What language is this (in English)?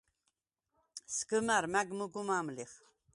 Svan